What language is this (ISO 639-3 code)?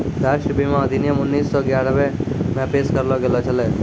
mai